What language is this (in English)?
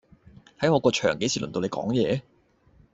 Cantonese